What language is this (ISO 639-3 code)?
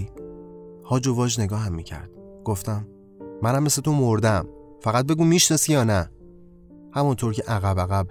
fas